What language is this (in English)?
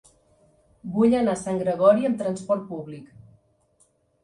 Catalan